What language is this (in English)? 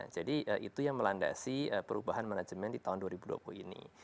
Indonesian